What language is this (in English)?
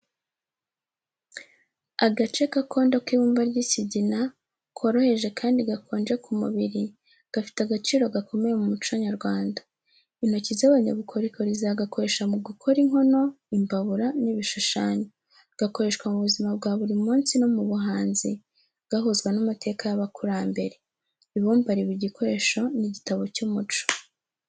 Kinyarwanda